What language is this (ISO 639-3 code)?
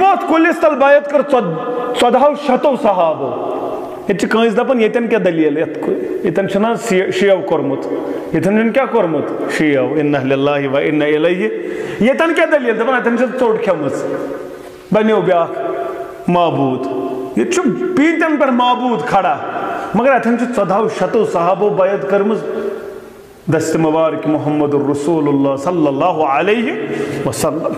ara